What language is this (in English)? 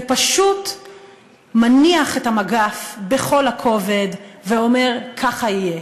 Hebrew